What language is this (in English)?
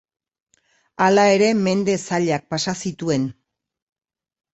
Basque